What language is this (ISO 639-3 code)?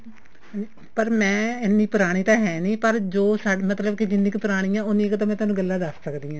pan